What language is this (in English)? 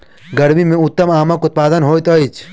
Maithili